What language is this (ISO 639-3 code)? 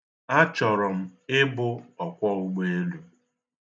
ibo